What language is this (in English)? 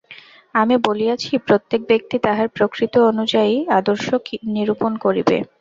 Bangla